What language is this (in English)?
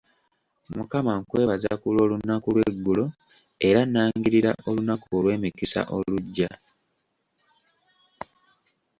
Ganda